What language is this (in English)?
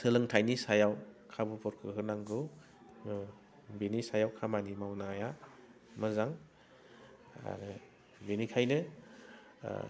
Bodo